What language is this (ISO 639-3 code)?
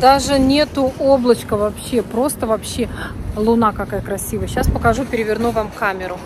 rus